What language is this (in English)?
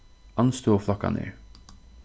Faroese